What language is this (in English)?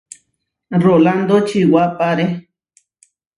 Huarijio